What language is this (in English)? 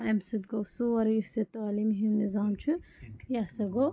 Kashmiri